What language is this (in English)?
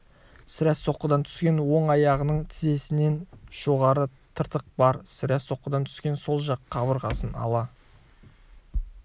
Kazakh